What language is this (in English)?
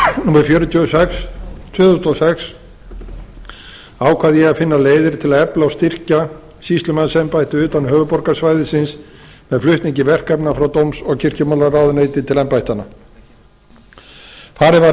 Icelandic